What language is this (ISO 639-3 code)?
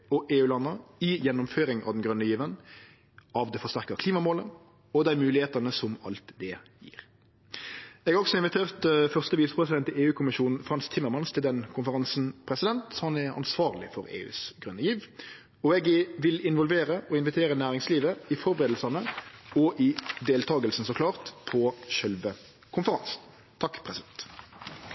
nno